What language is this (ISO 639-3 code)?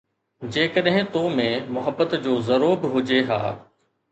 snd